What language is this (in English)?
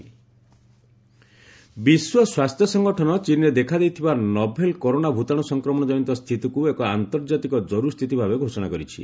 Odia